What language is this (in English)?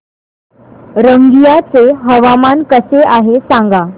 Marathi